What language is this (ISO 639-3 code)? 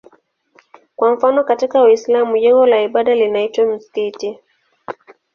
swa